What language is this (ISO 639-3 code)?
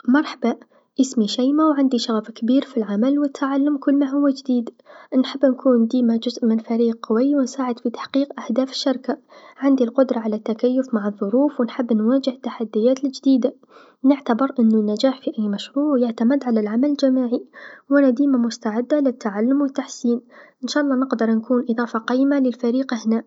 aeb